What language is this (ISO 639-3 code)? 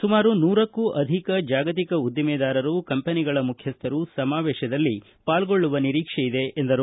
kan